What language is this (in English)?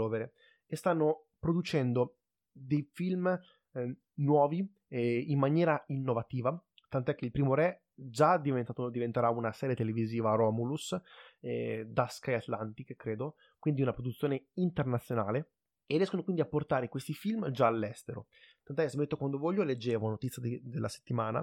Italian